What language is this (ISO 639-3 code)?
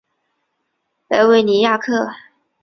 zho